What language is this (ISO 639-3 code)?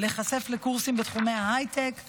heb